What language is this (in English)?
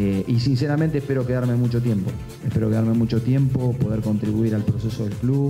Spanish